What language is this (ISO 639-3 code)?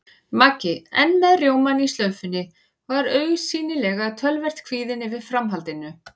isl